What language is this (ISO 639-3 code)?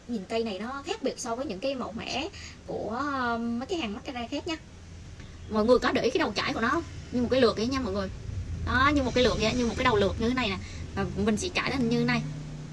vie